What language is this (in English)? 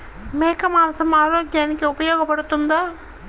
Telugu